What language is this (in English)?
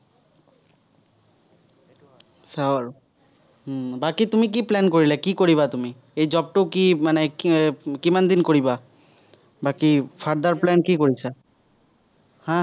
Assamese